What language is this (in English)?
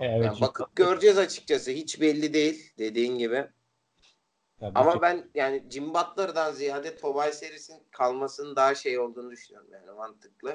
Turkish